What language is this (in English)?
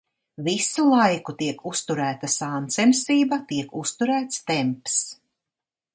Latvian